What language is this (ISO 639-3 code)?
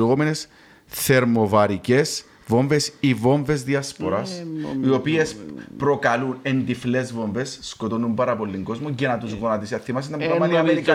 ell